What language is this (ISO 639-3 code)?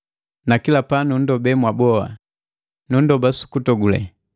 mgv